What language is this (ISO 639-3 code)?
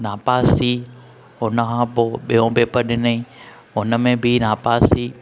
snd